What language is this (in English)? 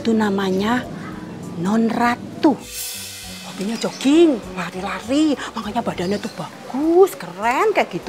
Indonesian